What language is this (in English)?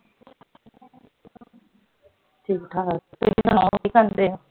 Punjabi